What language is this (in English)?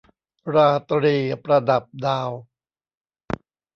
Thai